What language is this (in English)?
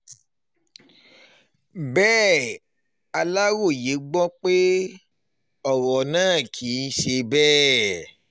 Yoruba